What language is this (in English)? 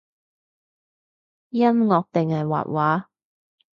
Cantonese